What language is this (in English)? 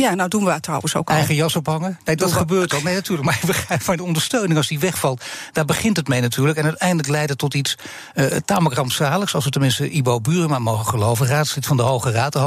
Dutch